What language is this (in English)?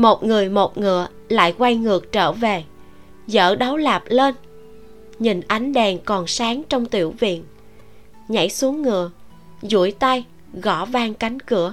Vietnamese